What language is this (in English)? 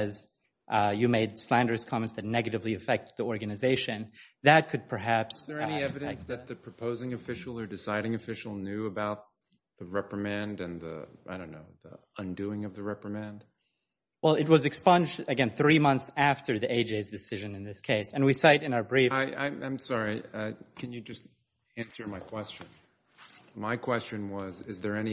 English